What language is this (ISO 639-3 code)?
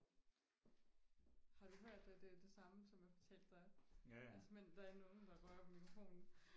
dan